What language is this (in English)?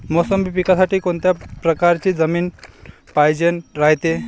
Marathi